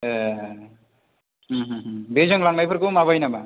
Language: Bodo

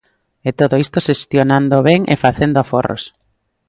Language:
Galician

